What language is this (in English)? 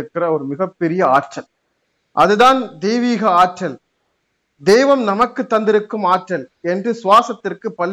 Tamil